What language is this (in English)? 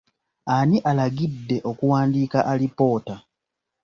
Ganda